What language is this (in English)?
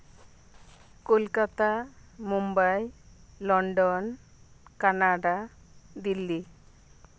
Santali